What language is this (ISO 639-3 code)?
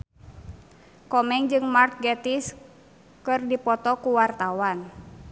sun